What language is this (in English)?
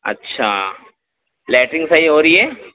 Urdu